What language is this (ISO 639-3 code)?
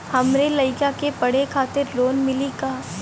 bho